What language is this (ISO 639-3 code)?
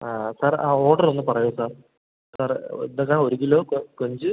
mal